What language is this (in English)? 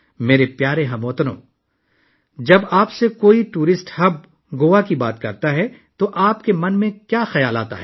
Urdu